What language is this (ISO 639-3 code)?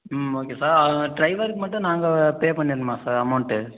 tam